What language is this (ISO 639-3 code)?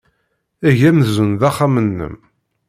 kab